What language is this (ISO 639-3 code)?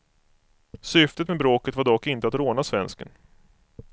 swe